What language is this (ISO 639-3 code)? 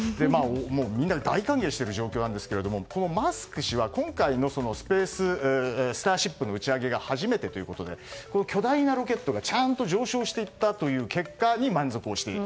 jpn